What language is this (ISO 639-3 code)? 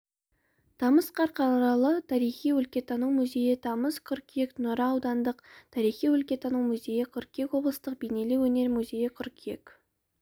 kaz